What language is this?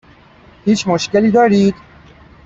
Persian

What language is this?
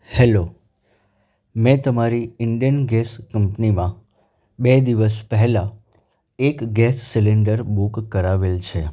Gujarati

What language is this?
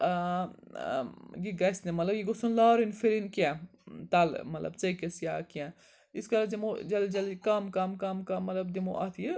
Kashmiri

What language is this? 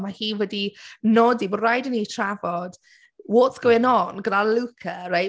Welsh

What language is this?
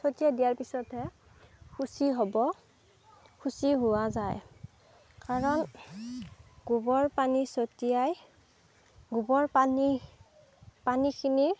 Assamese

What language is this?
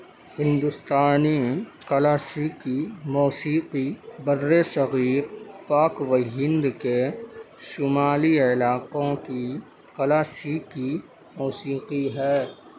Urdu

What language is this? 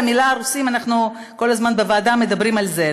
Hebrew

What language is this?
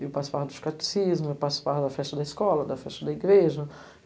Portuguese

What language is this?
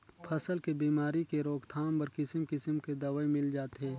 Chhattisgarhi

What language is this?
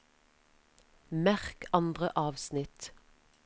Norwegian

